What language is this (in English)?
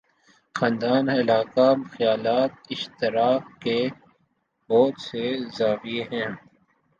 Urdu